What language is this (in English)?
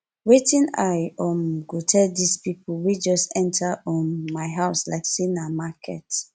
Nigerian Pidgin